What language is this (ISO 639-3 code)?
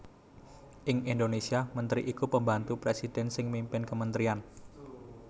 jav